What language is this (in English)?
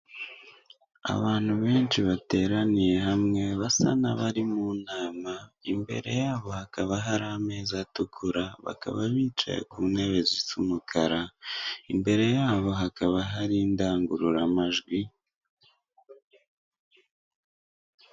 Kinyarwanda